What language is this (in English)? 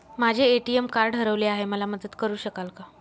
Marathi